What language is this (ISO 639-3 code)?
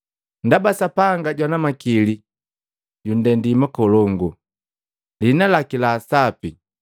mgv